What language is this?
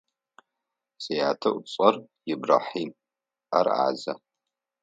Adyghe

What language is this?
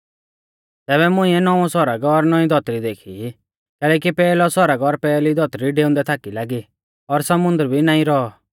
Mahasu Pahari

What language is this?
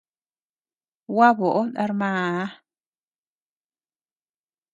Tepeuxila Cuicatec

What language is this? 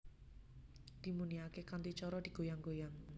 Javanese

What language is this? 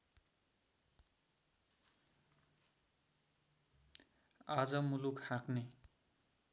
Nepali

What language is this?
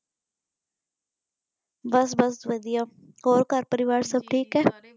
Punjabi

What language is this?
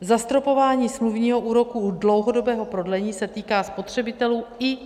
Czech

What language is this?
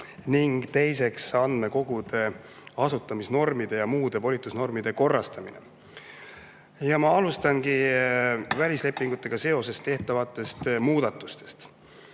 Estonian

